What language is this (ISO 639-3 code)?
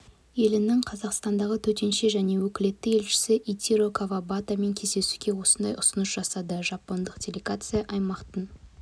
kaz